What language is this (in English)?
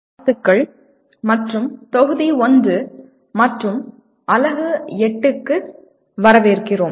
Tamil